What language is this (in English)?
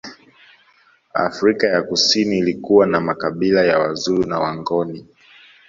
Swahili